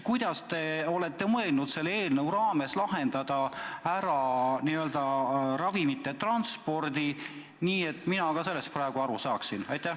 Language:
Estonian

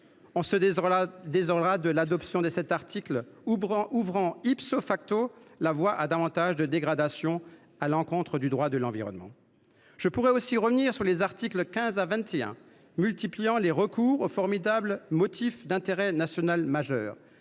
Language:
French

